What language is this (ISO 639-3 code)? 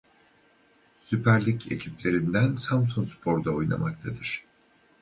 tur